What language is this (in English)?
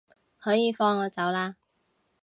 Cantonese